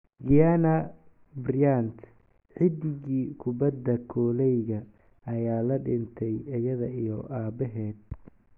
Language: Somali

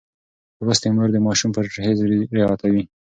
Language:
Pashto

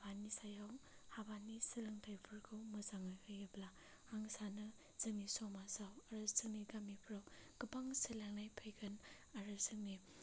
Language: Bodo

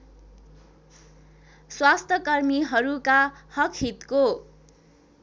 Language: Nepali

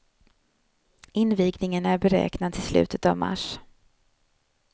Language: Swedish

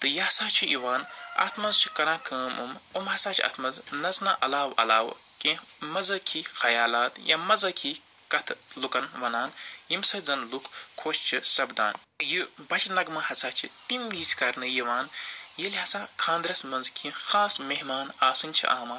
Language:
Kashmiri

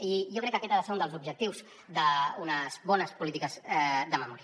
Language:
Catalan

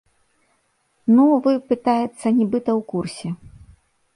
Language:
Belarusian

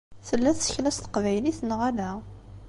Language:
Kabyle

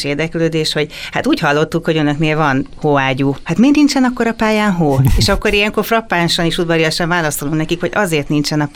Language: Hungarian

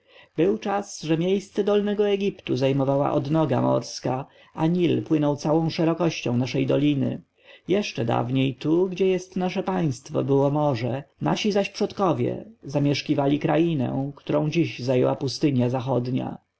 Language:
Polish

